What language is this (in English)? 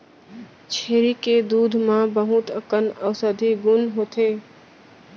Chhattisgarhi